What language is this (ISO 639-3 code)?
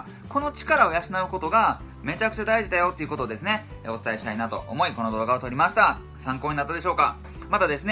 jpn